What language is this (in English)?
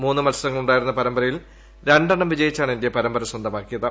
Malayalam